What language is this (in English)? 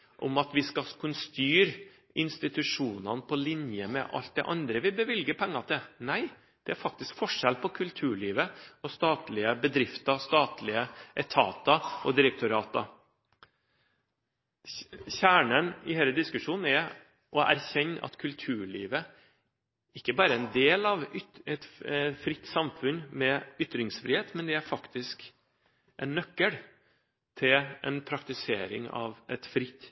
Norwegian Bokmål